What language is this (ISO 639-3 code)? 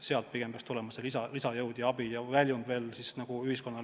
est